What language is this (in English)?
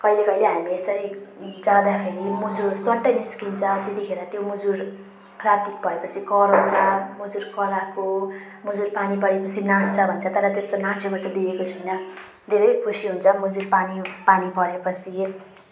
Nepali